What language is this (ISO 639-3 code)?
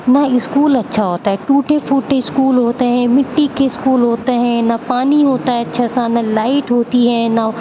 urd